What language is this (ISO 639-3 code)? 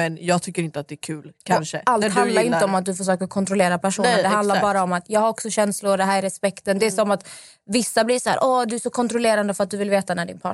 swe